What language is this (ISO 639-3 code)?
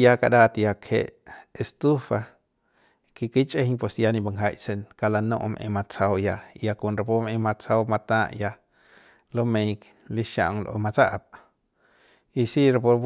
pbs